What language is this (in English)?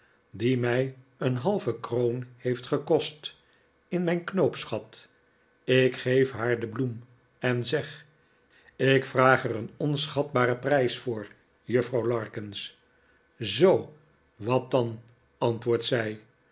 Dutch